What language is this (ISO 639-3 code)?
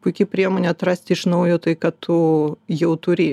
lit